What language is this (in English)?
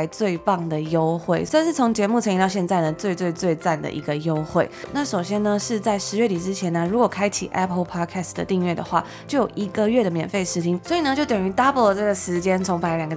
Chinese